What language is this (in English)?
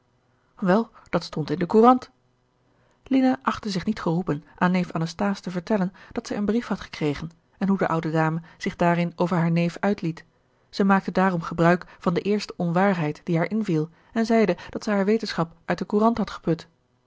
Dutch